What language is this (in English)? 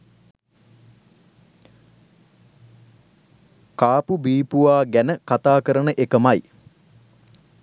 Sinhala